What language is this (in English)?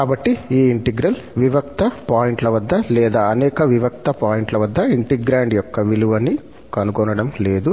Telugu